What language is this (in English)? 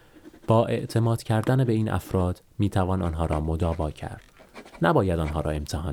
Persian